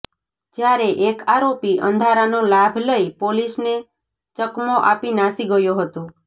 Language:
Gujarati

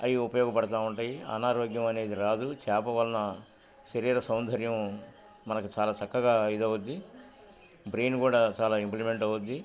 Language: Telugu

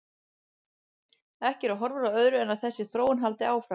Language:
Icelandic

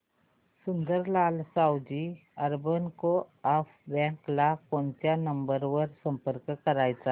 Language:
Marathi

